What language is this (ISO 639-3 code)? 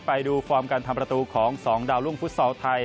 tha